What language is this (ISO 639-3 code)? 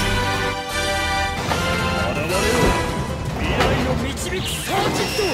jpn